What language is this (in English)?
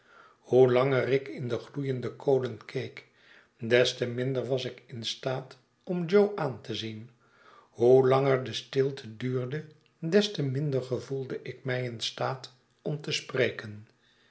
Dutch